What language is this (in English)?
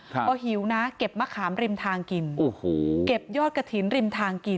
Thai